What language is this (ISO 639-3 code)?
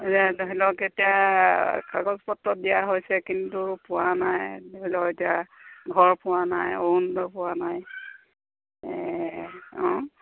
asm